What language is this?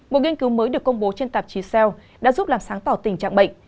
Vietnamese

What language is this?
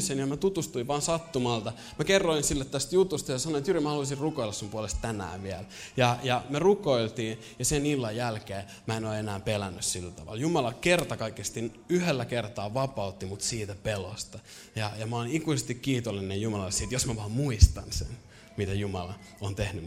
Finnish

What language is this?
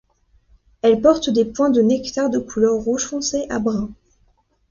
French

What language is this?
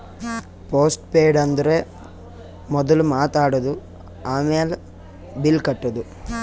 Kannada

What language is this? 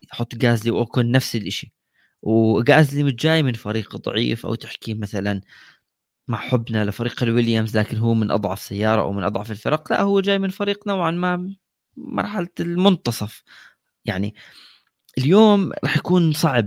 Arabic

